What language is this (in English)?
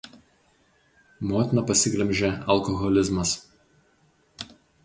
Lithuanian